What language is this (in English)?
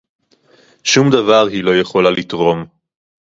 Hebrew